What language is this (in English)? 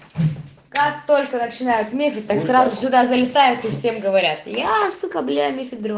Russian